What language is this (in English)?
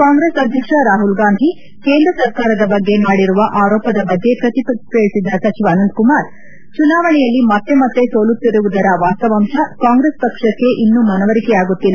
Kannada